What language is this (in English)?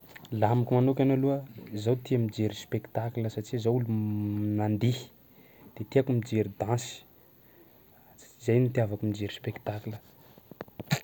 Sakalava Malagasy